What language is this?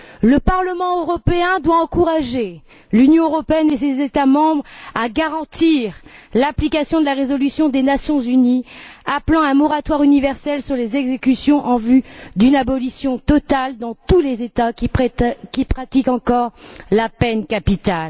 French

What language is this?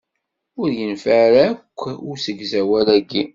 Kabyle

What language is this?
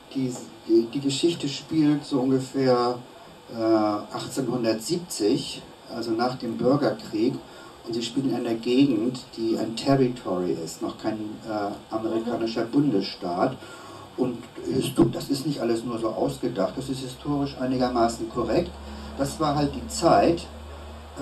German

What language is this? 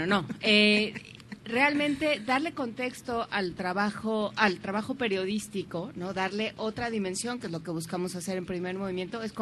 Spanish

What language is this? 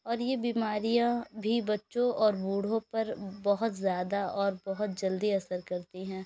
Urdu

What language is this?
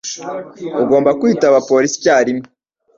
Kinyarwanda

